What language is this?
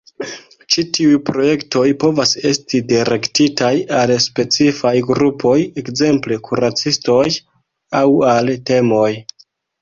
Esperanto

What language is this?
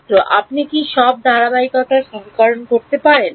Bangla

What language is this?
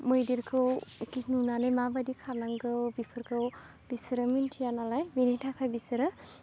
Bodo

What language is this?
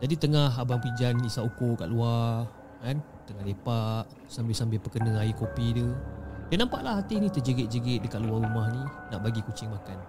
Malay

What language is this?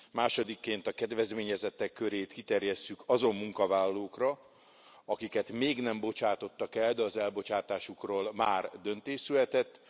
Hungarian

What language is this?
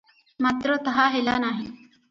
Odia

